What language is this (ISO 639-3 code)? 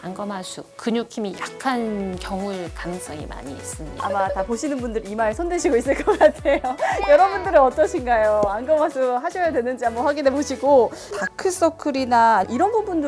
kor